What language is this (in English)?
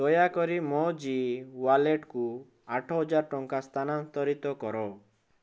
Odia